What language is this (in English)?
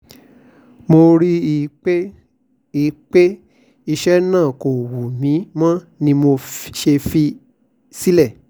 Yoruba